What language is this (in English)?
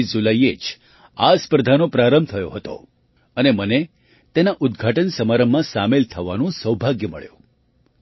Gujarati